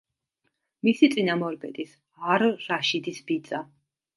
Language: Georgian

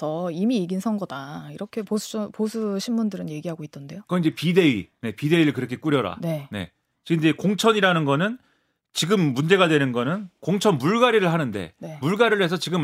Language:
Korean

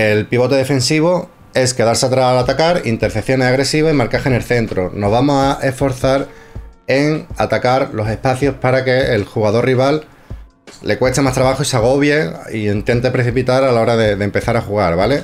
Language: Spanish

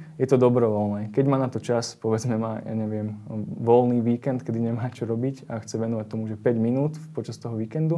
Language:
Slovak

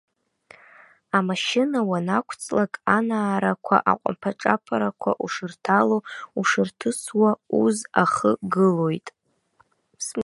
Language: Abkhazian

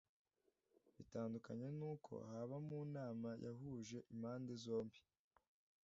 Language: Kinyarwanda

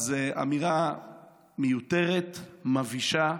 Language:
Hebrew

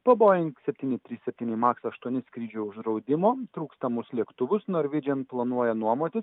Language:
Lithuanian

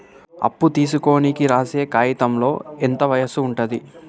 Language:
Telugu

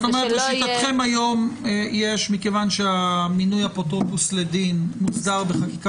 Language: Hebrew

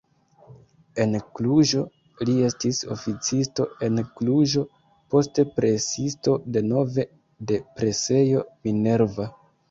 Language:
Esperanto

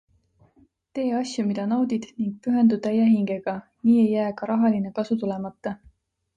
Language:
Estonian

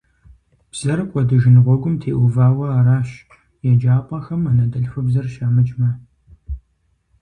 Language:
Kabardian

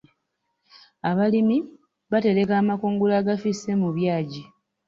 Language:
Ganda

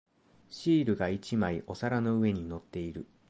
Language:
Japanese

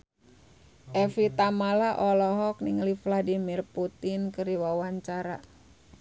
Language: Sundanese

